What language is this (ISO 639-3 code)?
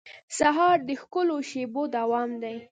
pus